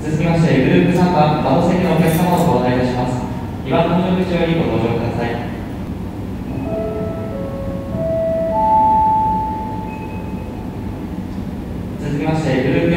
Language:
Japanese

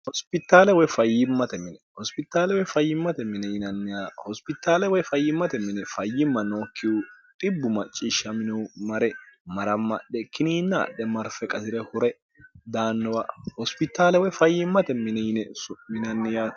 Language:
Sidamo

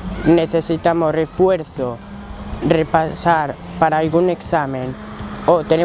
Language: Spanish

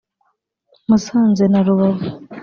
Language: Kinyarwanda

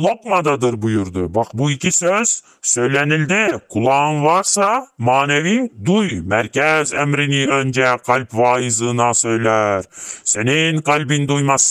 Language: Turkish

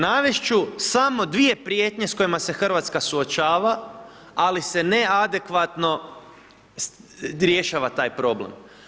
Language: Croatian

